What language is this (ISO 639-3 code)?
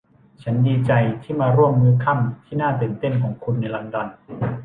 tha